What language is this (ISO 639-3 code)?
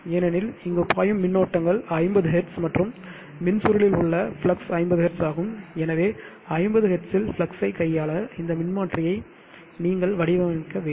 tam